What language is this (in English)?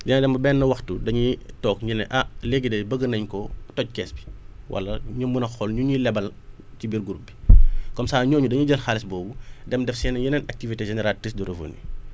Wolof